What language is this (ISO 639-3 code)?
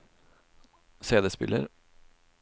nor